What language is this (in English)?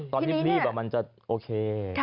Thai